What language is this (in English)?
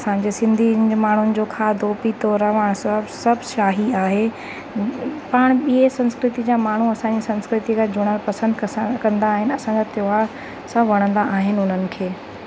Sindhi